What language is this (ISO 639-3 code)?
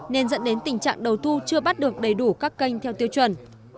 vie